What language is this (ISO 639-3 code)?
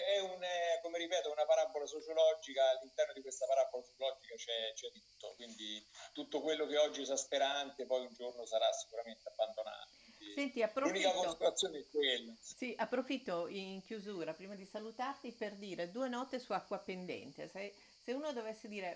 ita